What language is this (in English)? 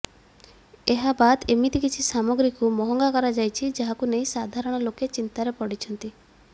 Odia